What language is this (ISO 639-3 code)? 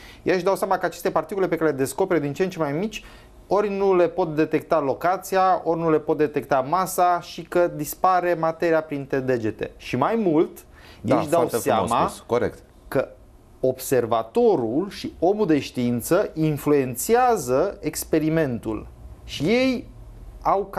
ron